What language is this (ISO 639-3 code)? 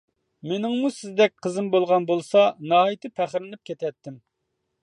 uig